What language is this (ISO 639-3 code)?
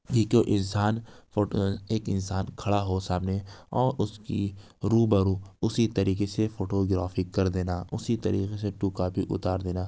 urd